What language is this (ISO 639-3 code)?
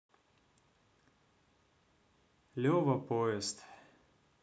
rus